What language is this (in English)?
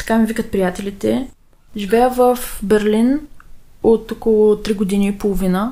Bulgarian